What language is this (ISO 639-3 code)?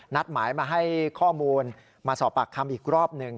tha